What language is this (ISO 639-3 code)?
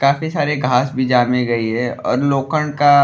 bho